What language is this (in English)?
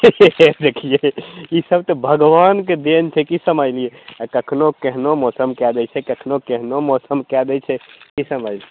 Maithili